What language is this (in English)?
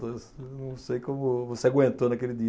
Portuguese